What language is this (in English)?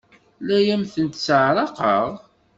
Kabyle